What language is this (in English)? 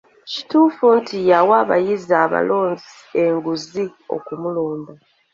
Ganda